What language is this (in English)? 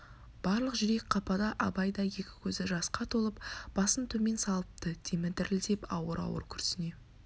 Kazakh